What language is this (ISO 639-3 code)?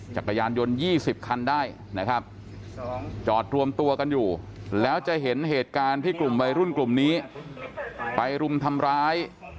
tha